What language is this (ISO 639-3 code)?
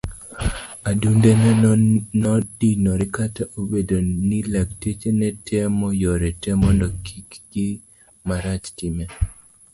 luo